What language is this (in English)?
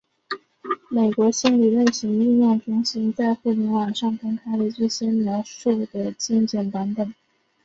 Chinese